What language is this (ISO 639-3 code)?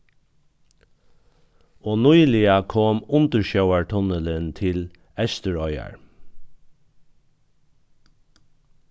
fao